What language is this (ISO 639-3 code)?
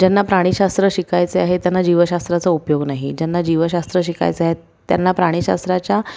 mar